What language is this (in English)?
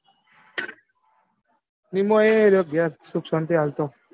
Gujarati